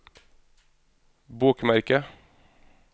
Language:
Norwegian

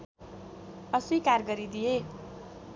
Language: Nepali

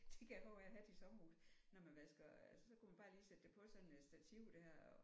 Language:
Danish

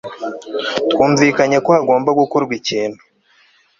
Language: Kinyarwanda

